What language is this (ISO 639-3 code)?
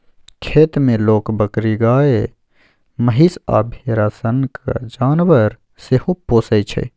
mai